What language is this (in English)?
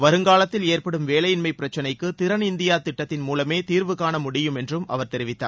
Tamil